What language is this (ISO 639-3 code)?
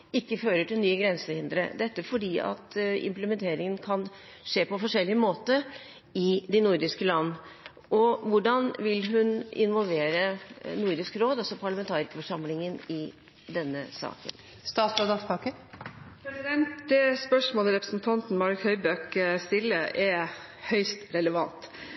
nob